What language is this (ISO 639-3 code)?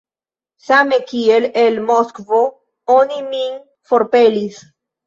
epo